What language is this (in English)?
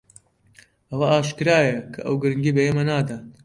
Central Kurdish